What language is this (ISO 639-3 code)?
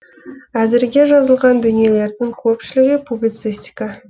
kaz